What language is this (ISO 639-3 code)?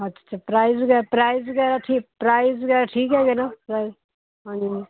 pan